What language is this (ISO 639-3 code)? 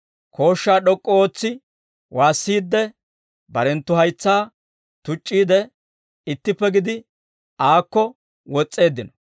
dwr